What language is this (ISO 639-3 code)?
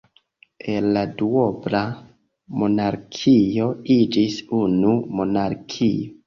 epo